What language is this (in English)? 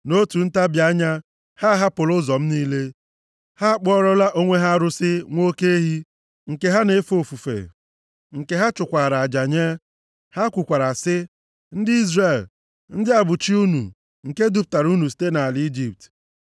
Igbo